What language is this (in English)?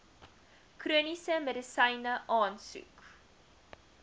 Afrikaans